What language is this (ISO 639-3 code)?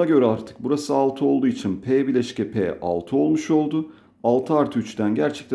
tur